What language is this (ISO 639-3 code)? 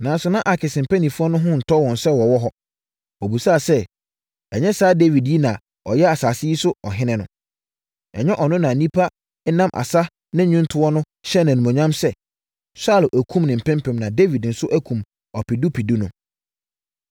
aka